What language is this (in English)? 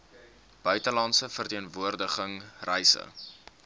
Afrikaans